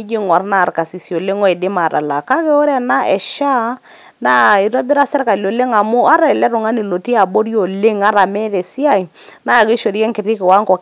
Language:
Masai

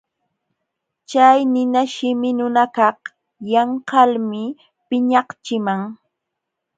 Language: Jauja Wanca Quechua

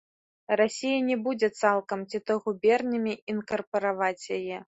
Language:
Belarusian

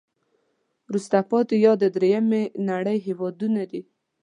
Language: Pashto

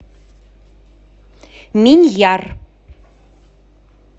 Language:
Russian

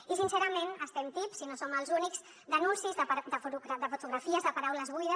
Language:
Catalan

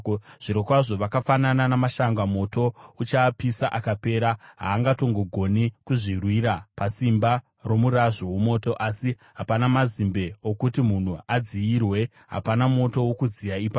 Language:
Shona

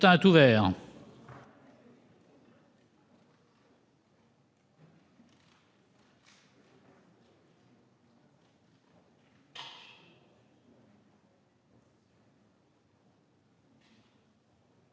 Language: French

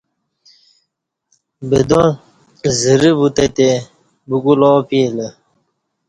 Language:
Kati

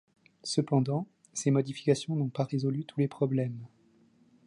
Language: French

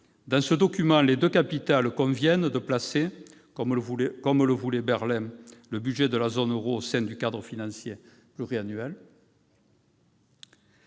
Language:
French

